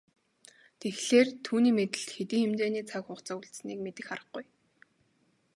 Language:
Mongolian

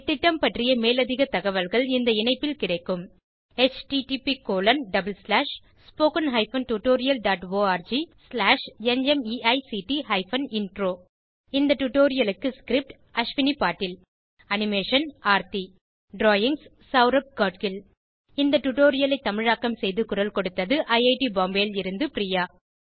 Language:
Tamil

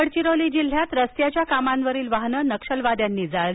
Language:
Marathi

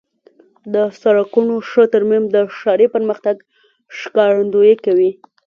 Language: Pashto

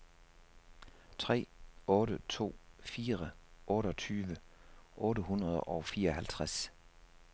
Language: Danish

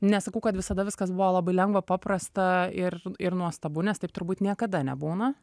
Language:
Lithuanian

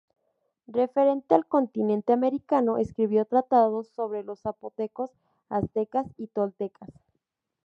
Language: Spanish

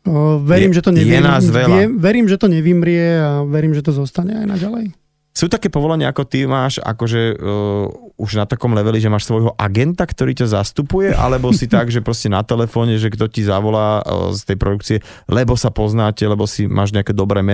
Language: Slovak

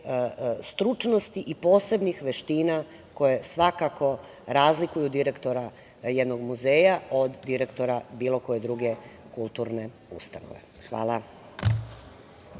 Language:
Serbian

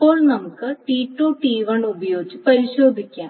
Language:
Malayalam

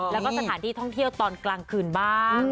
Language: Thai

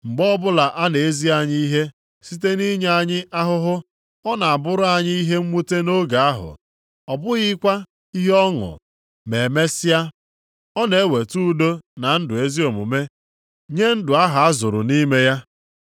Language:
Igbo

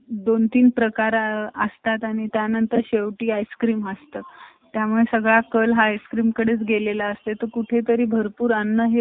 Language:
Marathi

